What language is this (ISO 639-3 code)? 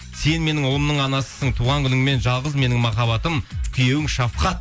kaz